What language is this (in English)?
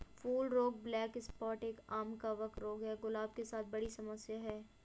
Hindi